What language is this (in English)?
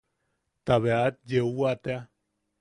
Yaqui